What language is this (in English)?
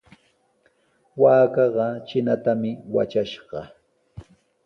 Sihuas Ancash Quechua